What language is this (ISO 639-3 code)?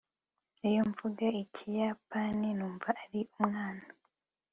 kin